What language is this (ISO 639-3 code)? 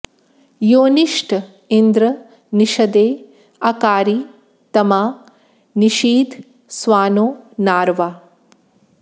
san